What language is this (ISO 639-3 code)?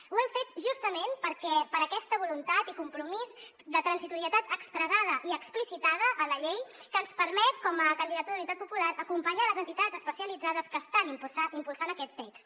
cat